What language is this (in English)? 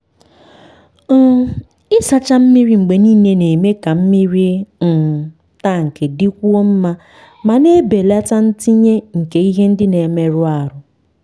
Igbo